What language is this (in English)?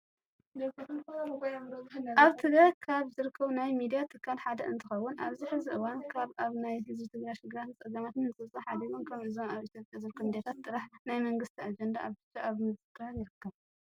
Tigrinya